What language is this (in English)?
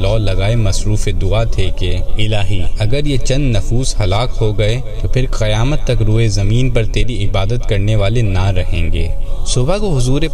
Urdu